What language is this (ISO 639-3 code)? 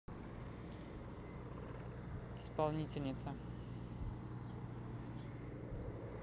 rus